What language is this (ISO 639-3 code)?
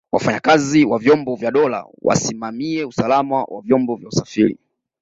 swa